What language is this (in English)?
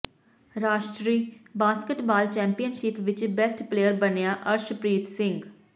Punjabi